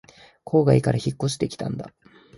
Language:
Japanese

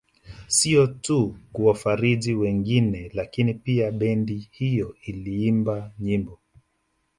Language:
Swahili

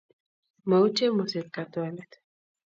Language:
Kalenjin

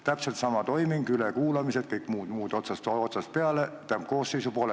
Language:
Estonian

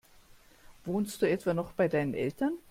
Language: German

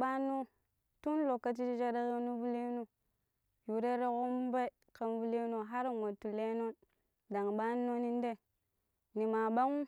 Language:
Pero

